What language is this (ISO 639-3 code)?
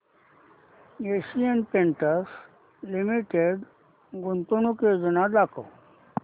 mar